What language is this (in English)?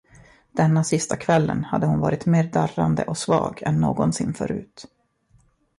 Swedish